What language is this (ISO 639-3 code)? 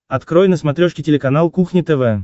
rus